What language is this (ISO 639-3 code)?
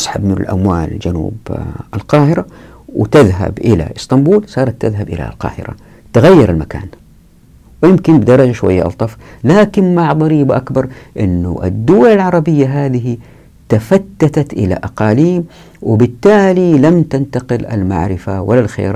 ara